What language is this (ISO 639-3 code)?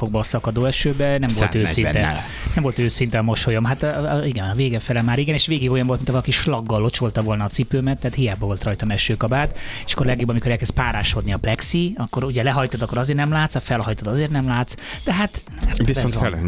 hun